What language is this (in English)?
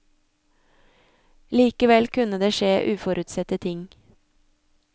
Norwegian